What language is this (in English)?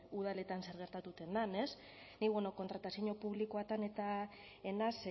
Basque